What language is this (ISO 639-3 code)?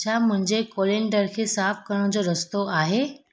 snd